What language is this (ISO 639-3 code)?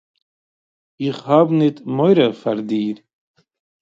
yid